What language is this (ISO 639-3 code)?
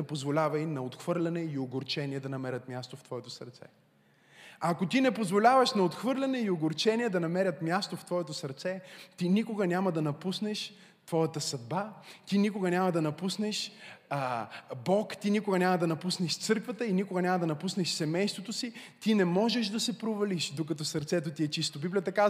bul